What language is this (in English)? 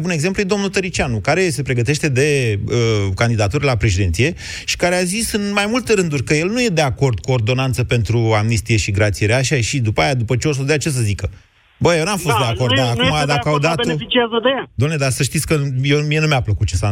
Romanian